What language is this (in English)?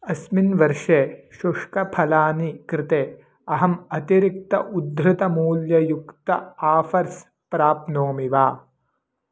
Sanskrit